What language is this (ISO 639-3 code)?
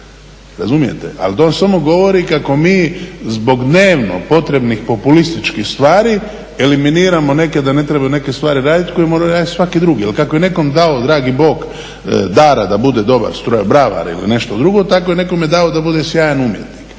hrv